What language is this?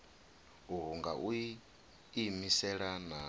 Venda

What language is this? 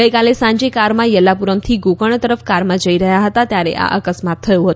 Gujarati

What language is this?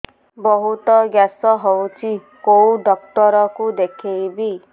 Odia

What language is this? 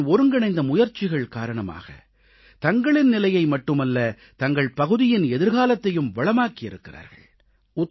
Tamil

